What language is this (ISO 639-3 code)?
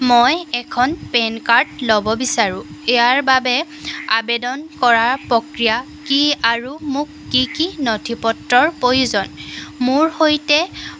asm